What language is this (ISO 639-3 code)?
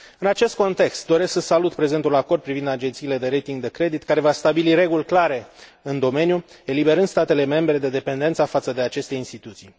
ron